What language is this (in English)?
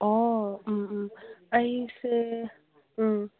Manipuri